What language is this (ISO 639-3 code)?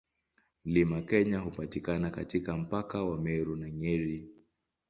swa